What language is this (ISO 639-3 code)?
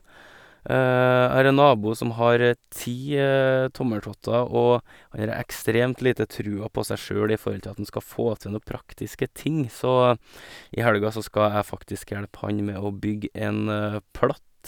nor